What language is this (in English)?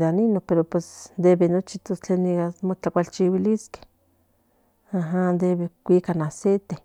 Central Nahuatl